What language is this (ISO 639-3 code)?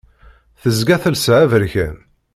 kab